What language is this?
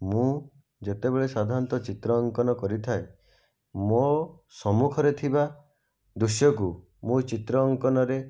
Odia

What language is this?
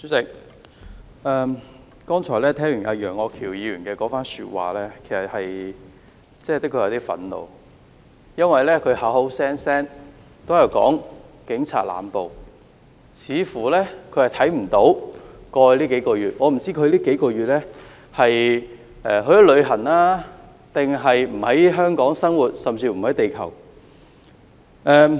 Cantonese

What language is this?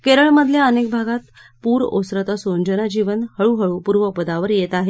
Marathi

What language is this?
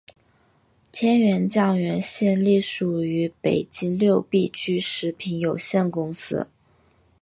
Chinese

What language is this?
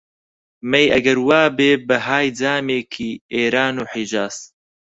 Central Kurdish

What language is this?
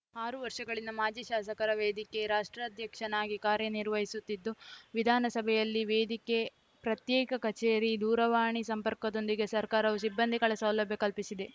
Kannada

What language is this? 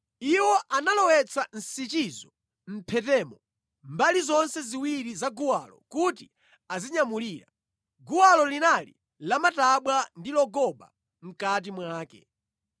Nyanja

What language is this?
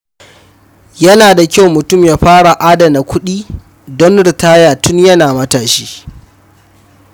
Hausa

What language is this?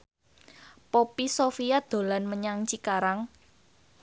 Javanese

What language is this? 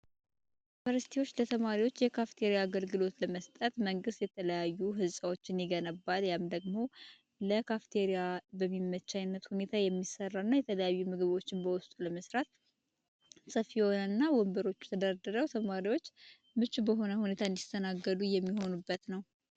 Amharic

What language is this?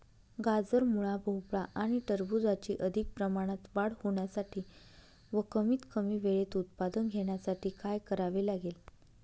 Marathi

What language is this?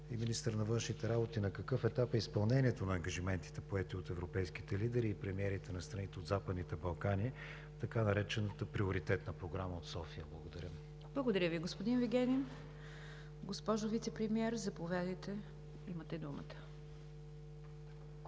Bulgarian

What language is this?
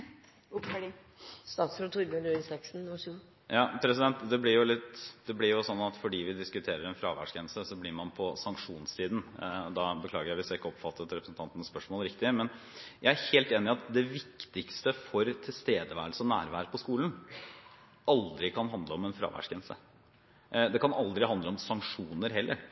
Norwegian Bokmål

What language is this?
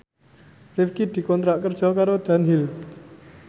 Javanese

